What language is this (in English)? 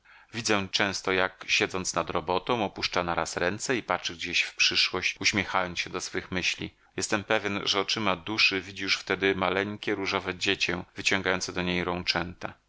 Polish